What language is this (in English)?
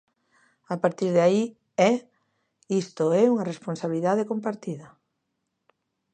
Galician